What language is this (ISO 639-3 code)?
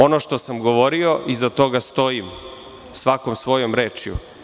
srp